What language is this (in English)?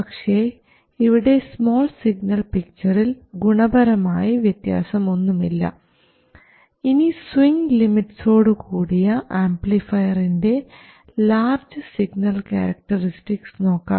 Malayalam